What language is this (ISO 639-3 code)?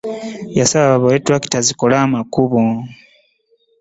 lug